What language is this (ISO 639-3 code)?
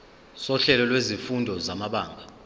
zul